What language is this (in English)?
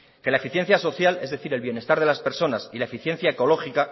Spanish